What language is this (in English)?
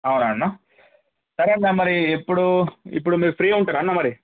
Telugu